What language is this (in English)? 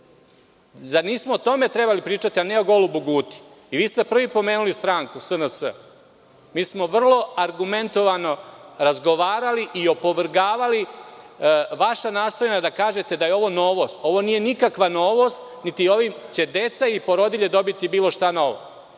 Serbian